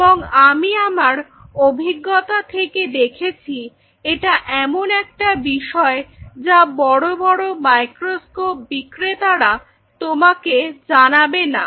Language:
Bangla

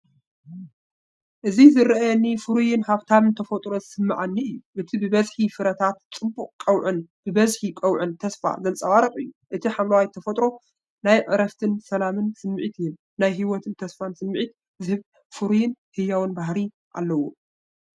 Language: Tigrinya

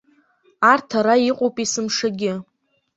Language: Abkhazian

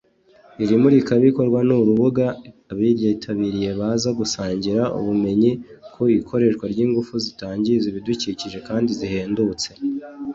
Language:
Kinyarwanda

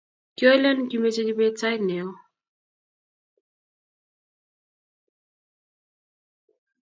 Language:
Kalenjin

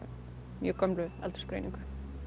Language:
Icelandic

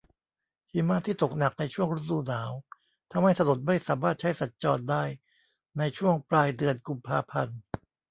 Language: Thai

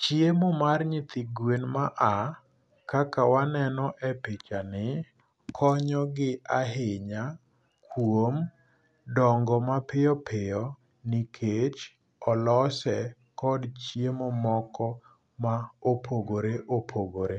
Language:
Luo (Kenya and Tanzania)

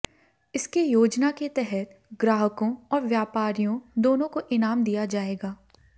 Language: Hindi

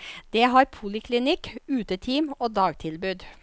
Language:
Norwegian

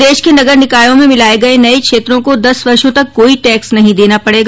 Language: Hindi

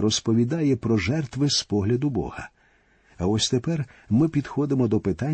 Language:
Ukrainian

